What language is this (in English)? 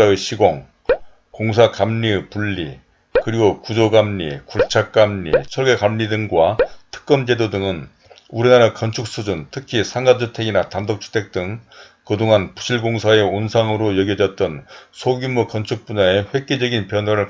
Korean